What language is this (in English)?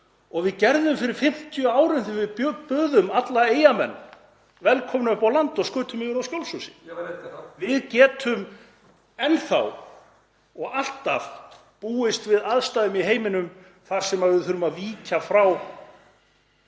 Icelandic